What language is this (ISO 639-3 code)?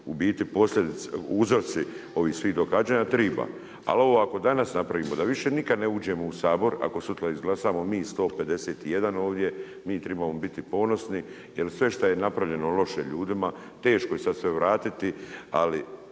hrv